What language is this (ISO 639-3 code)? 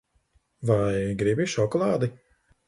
lav